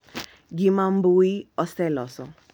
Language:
Luo (Kenya and Tanzania)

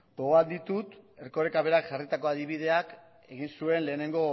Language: Basque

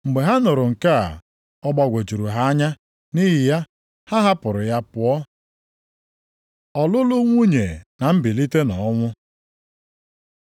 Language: Igbo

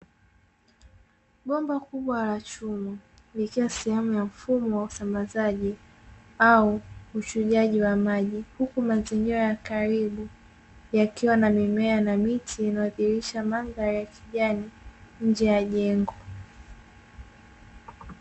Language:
Swahili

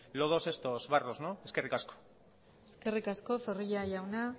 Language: Basque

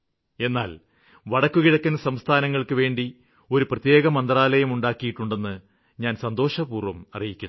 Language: Malayalam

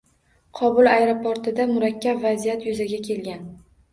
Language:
Uzbek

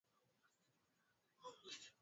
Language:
Swahili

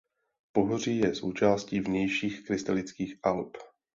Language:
Czech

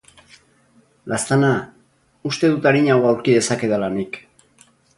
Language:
Basque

